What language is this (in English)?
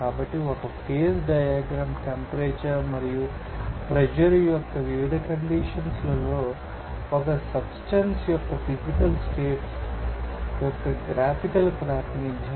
Telugu